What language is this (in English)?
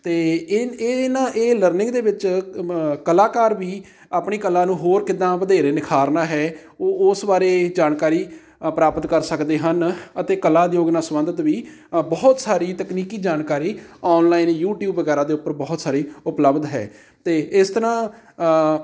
Punjabi